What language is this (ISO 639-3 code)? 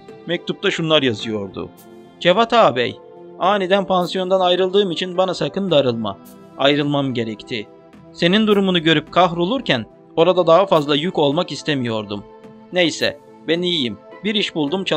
tur